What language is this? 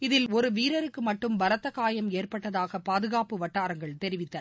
Tamil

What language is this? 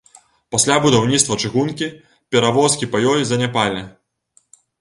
Belarusian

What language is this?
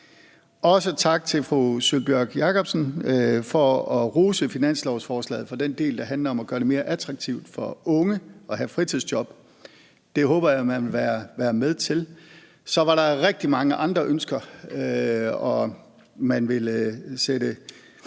Danish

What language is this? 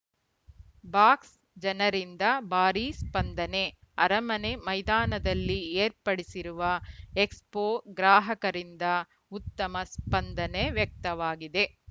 Kannada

